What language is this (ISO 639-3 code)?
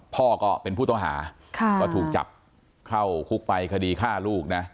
tha